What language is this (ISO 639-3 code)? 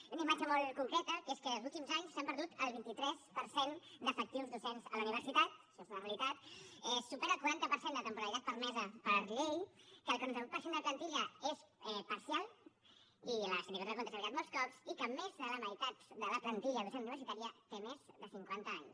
cat